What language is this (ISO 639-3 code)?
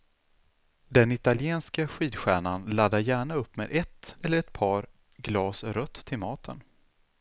swe